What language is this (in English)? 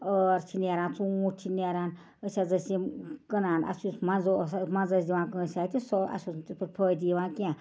Kashmiri